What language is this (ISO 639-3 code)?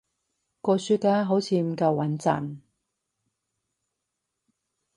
yue